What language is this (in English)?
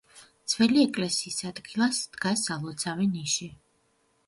Georgian